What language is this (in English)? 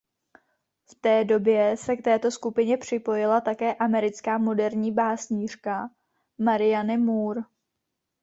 Czech